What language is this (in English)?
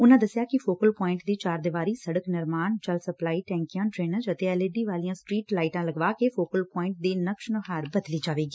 Punjabi